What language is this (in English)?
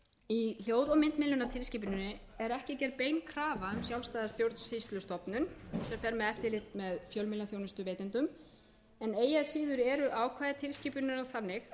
Icelandic